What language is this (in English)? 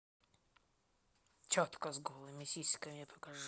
Russian